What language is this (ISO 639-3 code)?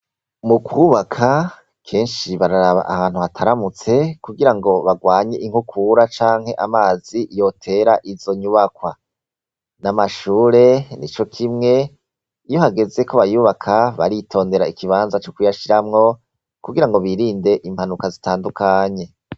run